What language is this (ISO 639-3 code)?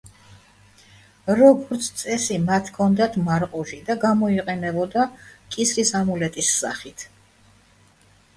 kat